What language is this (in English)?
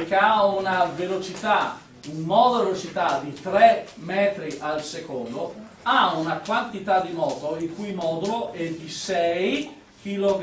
Italian